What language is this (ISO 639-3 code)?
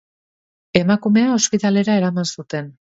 eus